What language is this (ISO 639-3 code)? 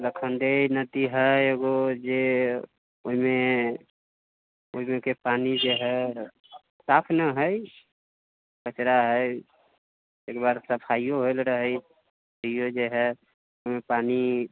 mai